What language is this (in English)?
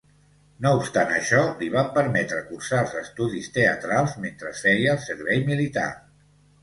Catalan